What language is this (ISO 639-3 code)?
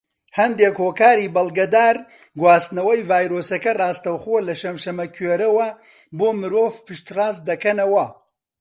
ckb